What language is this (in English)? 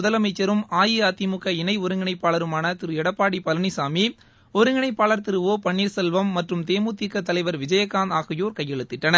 Tamil